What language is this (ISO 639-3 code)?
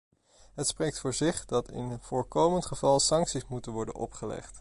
nld